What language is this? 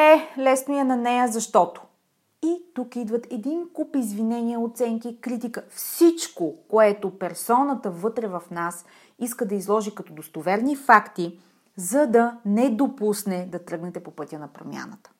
Bulgarian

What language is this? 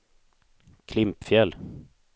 Swedish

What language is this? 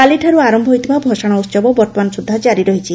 Odia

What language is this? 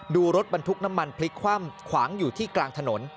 Thai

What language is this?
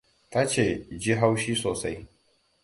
Hausa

